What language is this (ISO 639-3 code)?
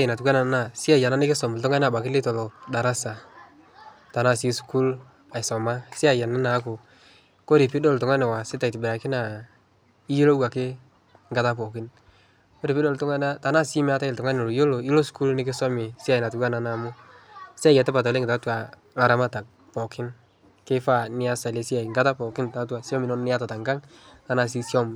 mas